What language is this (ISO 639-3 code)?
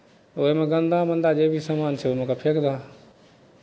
mai